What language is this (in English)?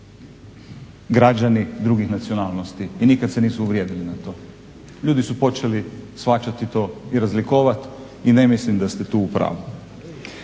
Croatian